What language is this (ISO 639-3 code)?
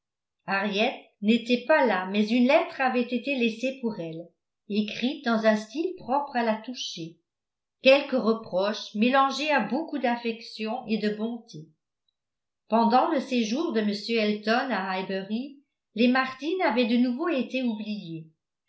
fra